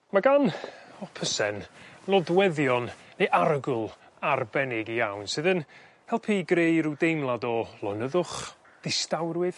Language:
Welsh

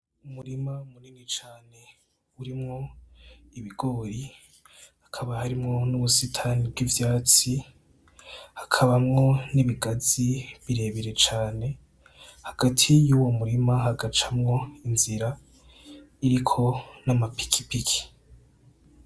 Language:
Rundi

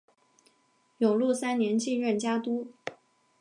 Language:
Chinese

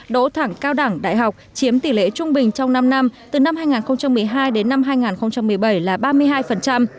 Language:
Vietnamese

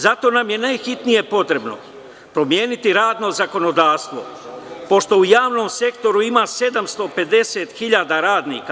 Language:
Serbian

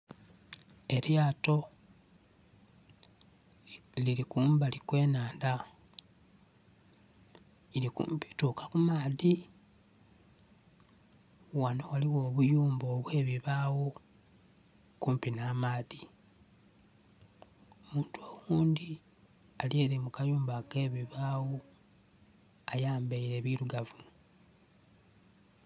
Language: Soga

